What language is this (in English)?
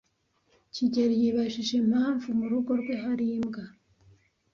Kinyarwanda